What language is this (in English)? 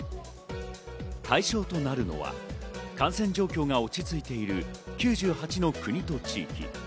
Japanese